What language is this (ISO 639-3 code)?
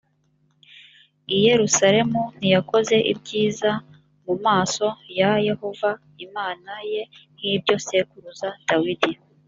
kin